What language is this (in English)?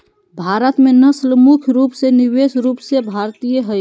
Magahi